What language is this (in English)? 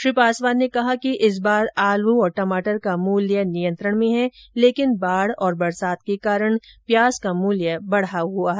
Hindi